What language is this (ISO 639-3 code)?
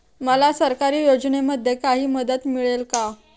mar